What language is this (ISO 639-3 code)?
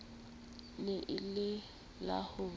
sot